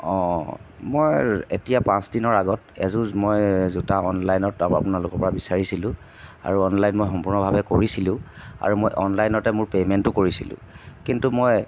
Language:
Assamese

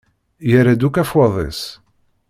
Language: Kabyle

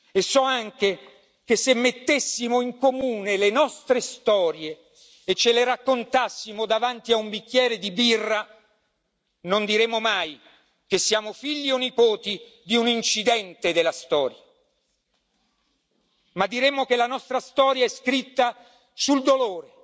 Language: Italian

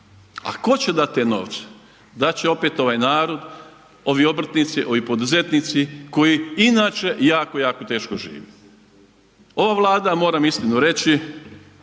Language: Croatian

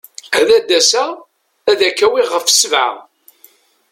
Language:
Kabyle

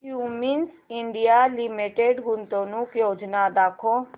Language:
Marathi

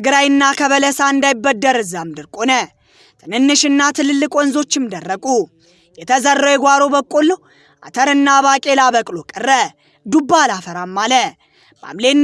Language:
Amharic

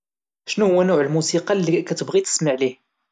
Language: Moroccan Arabic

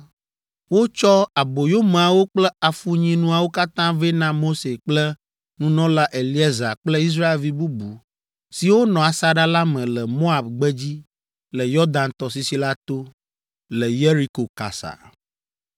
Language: Ewe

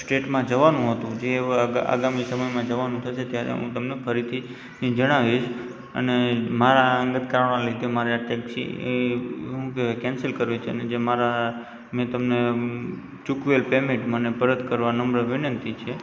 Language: Gujarati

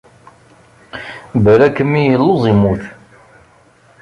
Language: Kabyle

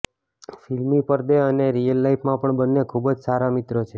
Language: Gujarati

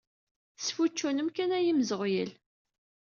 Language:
Kabyle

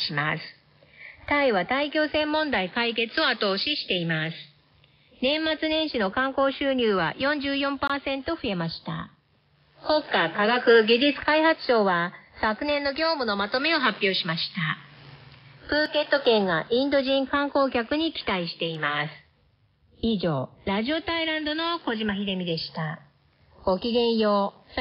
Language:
Japanese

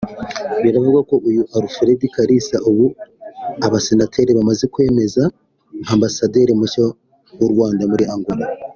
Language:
Kinyarwanda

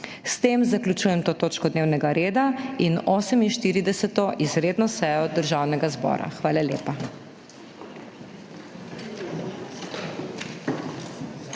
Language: Slovenian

